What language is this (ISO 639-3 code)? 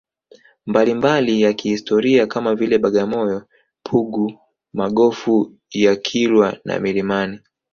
swa